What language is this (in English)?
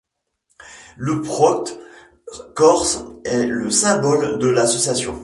French